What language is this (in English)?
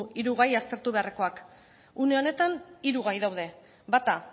Basque